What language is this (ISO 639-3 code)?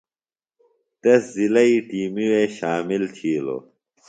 phl